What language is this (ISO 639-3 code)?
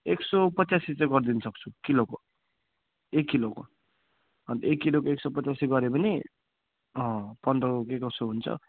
nep